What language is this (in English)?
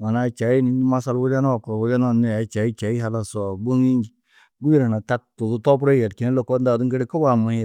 Tedaga